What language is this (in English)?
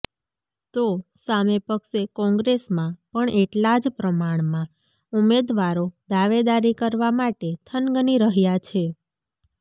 Gujarati